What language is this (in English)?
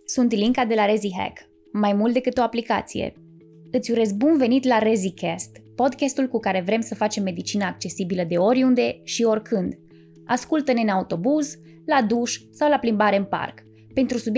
Romanian